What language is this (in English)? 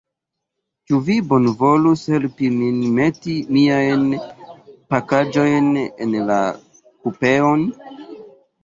Esperanto